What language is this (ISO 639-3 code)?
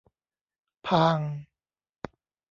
tha